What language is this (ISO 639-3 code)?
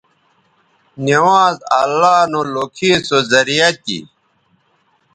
btv